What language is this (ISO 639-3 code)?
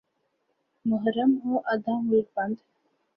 urd